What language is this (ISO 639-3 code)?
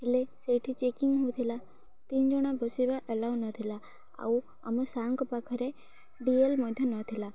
ori